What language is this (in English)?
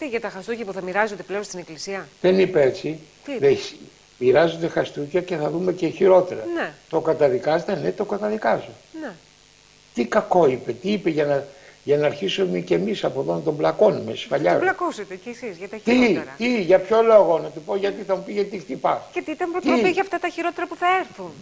Greek